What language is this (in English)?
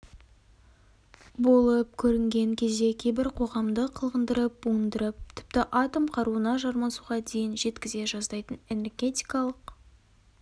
Kazakh